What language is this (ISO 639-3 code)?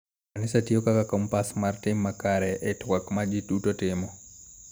luo